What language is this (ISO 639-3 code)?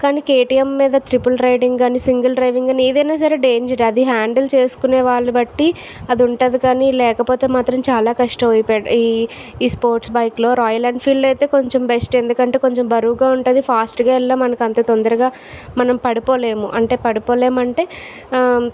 tel